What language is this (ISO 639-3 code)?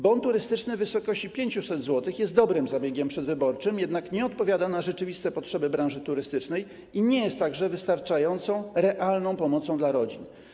pol